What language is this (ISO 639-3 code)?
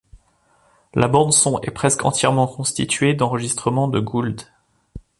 fra